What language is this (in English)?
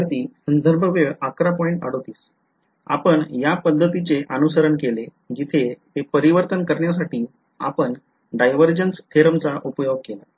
Marathi